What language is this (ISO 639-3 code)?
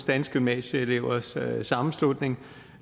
dan